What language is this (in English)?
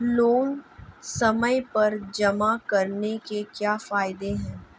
Hindi